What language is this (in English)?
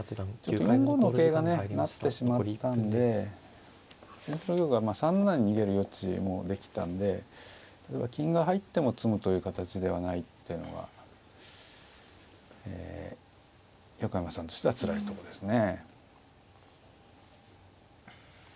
Japanese